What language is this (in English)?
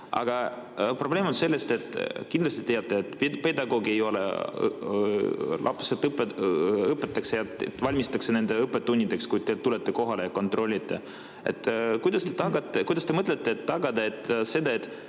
Estonian